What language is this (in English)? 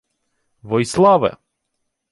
Ukrainian